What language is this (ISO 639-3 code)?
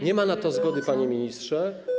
pol